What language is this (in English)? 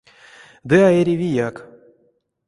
Erzya